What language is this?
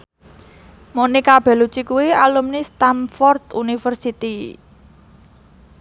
Javanese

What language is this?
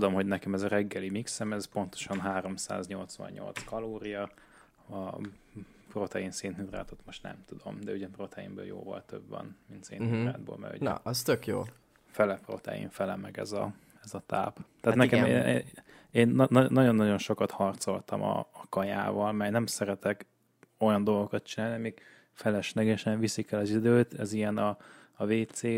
Hungarian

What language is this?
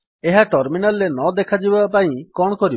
Odia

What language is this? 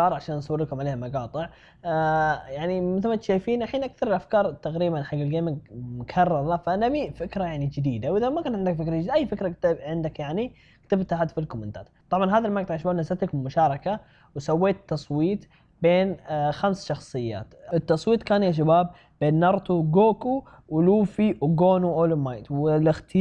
Arabic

